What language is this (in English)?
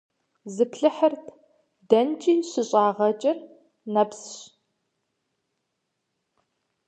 Kabardian